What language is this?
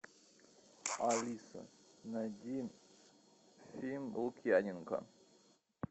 Russian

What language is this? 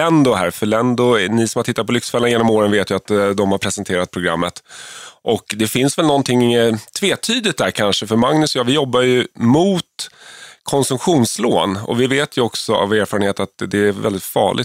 Swedish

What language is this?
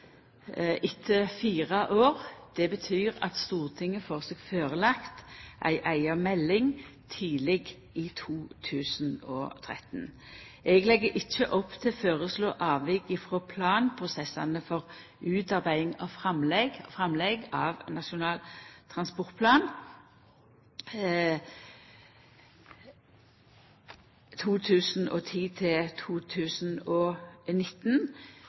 Norwegian Nynorsk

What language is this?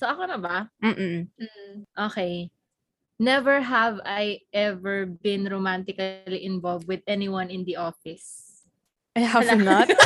Filipino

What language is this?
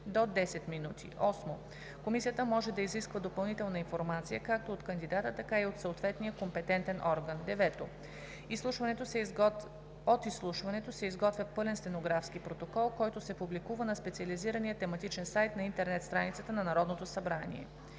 Bulgarian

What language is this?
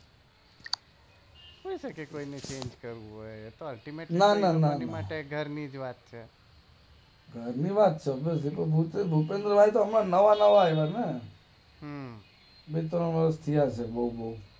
Gujarati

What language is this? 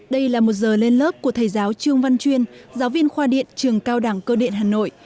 Vietnamese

